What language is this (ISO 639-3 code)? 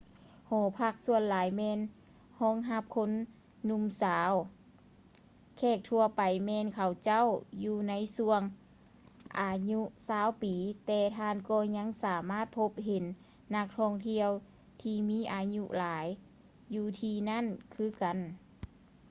lao